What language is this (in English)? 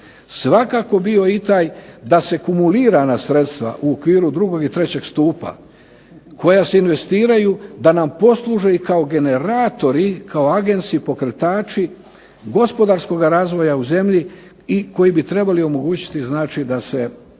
Croatian